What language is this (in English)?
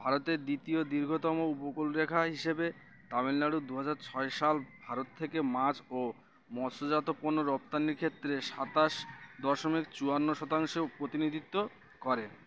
Bangla